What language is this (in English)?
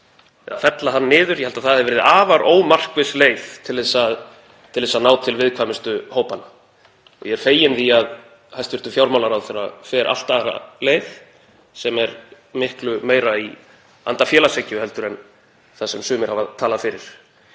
Icelandic